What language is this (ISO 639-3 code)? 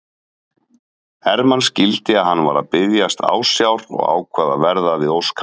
isl